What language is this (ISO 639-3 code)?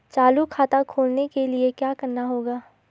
hin